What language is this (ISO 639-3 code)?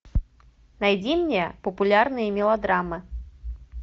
rus